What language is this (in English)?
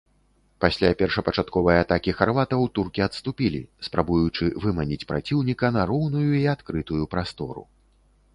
Belarusian